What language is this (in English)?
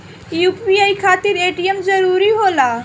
Bhojpuri